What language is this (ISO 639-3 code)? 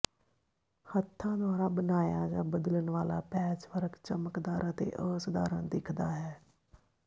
pan